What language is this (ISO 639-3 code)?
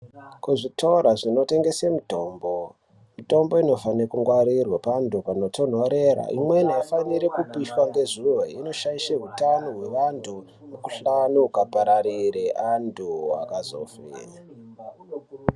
ndc